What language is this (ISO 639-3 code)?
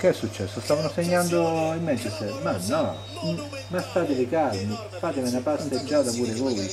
ita